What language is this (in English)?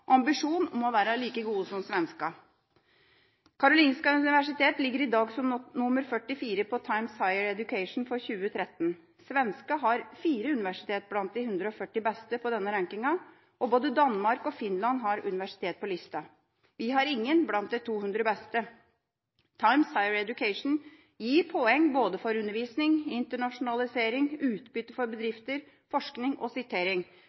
Norwegian Bokmål